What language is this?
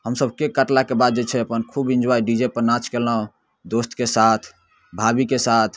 Maithili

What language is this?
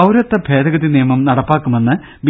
Malayalam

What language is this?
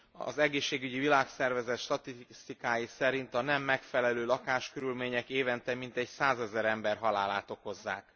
Hungarian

